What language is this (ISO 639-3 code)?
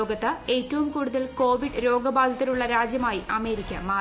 mal